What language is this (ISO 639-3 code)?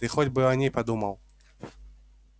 rus